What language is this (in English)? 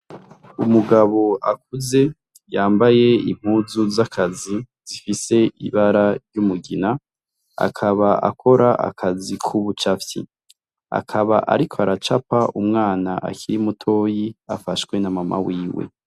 Rundi